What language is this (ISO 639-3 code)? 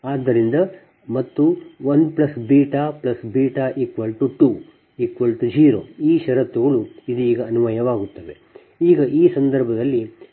kan